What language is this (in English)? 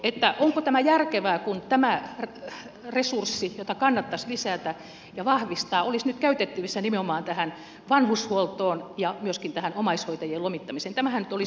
Finnish